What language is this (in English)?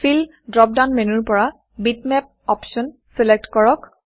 Assamese